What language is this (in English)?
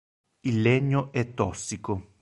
Italian